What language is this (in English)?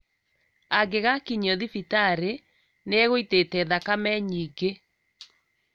Kikuyu